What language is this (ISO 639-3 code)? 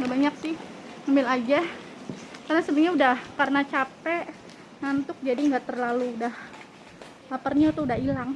ind